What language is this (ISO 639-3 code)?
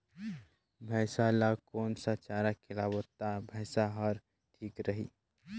hne